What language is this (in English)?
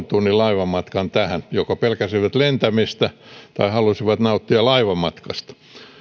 Finnish